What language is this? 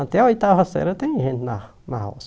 Portuguese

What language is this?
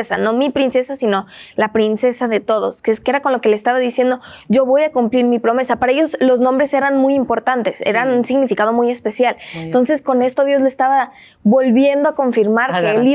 Spanish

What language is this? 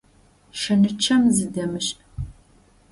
Adyghe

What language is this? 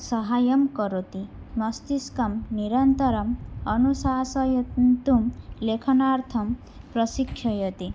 Sanskrit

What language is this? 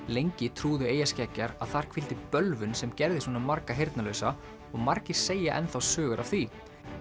Icelandic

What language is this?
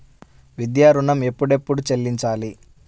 Telugu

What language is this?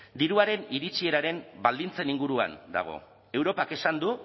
Basque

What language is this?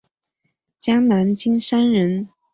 Chinese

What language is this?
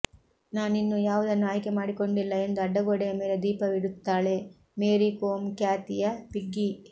Kannada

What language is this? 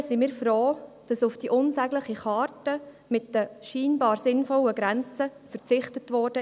Swiss German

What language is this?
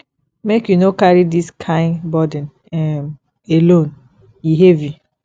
Nigerian Pidgin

